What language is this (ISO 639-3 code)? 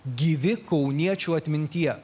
lit